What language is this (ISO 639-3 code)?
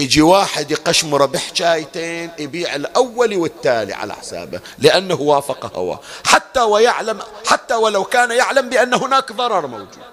ara